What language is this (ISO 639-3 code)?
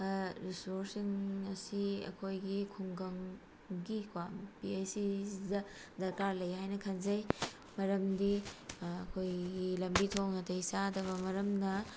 mni